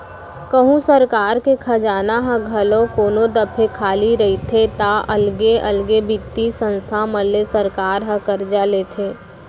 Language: Chhattisgarhi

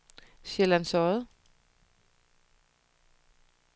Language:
Danish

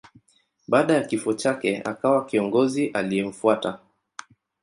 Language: Swahili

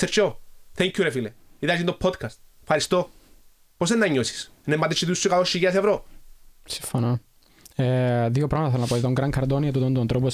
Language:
Greek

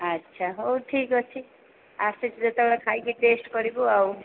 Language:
Odia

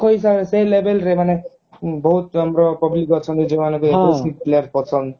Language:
Odia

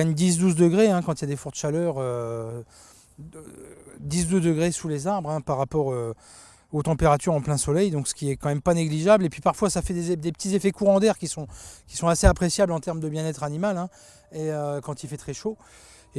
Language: French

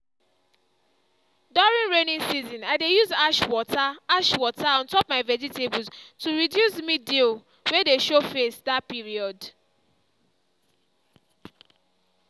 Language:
Nigerian Pidgin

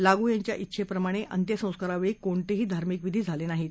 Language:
Marathi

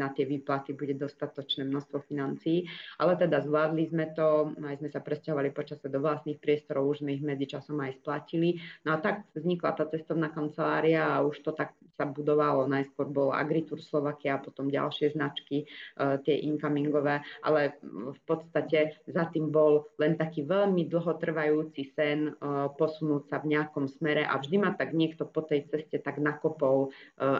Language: Slovak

